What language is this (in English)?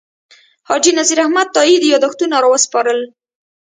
Pashto